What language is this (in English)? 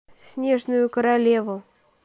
Russian